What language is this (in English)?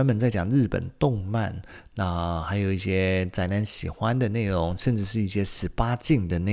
Chinese